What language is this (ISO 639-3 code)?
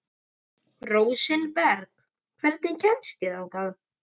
isl